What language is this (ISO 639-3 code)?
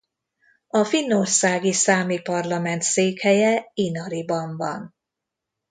hun